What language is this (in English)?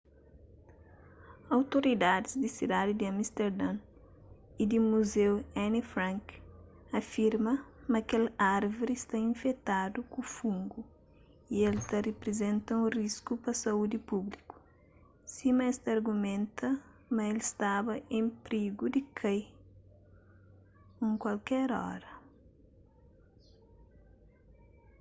Kabuverdianu